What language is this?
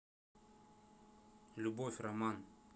Russian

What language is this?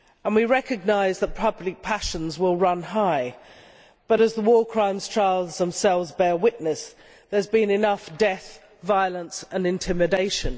English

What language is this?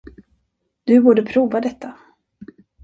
Swedish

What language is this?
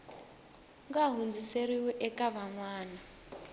Tsonga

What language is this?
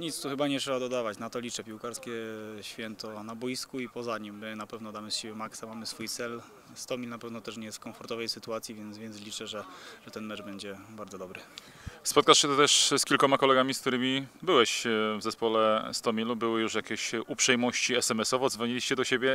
Polish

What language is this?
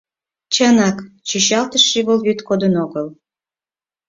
Mari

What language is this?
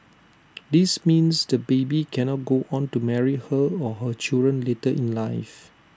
English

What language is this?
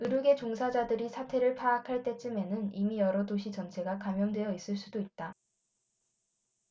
Korean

